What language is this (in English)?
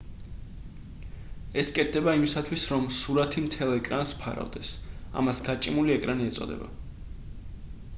Georgian